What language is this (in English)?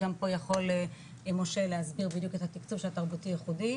Hebrew